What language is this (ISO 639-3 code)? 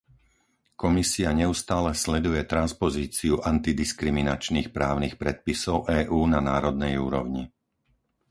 slk